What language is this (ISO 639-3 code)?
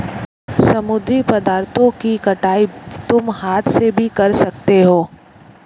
hin